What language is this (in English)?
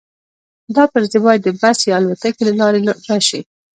Pashto